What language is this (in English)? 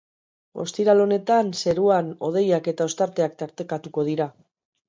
Basque